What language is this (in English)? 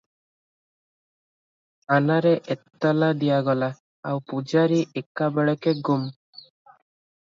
Odia